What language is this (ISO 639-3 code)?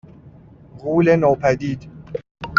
fas